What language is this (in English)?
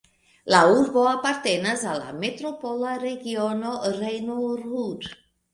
Esperanto